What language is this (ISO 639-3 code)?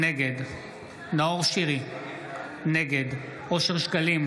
heb